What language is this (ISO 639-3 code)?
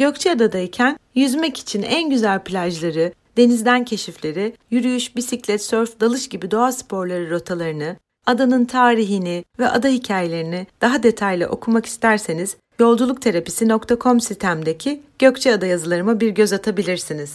tur